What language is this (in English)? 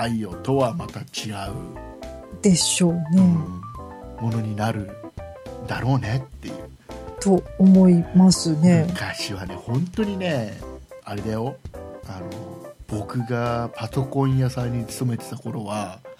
Japanese